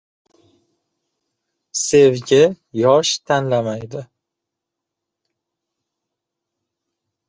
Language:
Uzbek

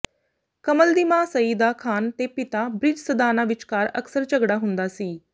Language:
Punjabi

